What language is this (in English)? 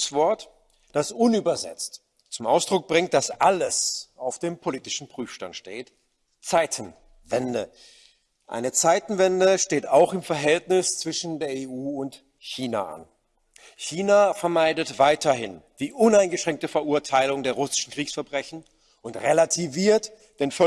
German